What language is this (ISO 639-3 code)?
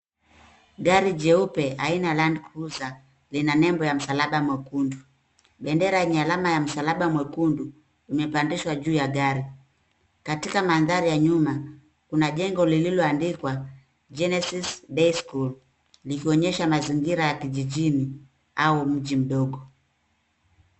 swa